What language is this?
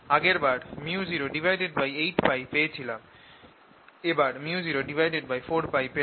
Bangla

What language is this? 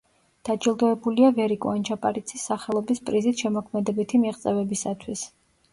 Georgian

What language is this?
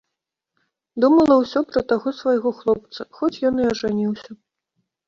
Belarusian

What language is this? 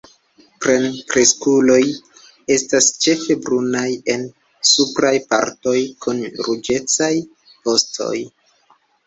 Esperanto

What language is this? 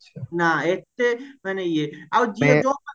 Odia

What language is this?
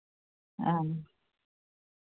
Santali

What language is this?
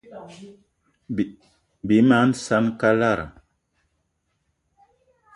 Eton (Cameroon)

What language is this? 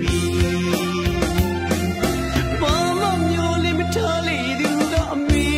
Thai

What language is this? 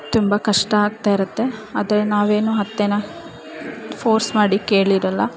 Kannada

